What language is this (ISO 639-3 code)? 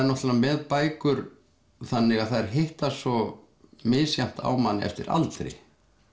isl